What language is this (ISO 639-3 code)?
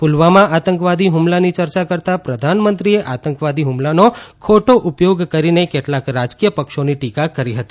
guj